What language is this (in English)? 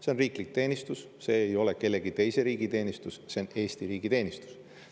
Estonian